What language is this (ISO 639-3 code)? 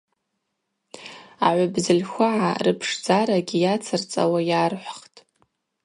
abq